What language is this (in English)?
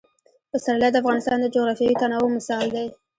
Pashto